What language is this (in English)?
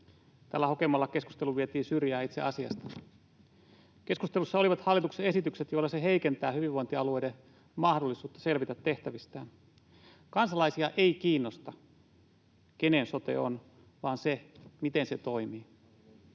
Finnish